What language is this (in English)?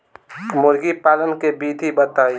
Bhojpuri